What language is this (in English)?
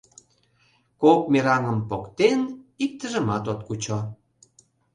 Mari